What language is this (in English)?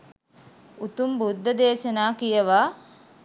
Sinhala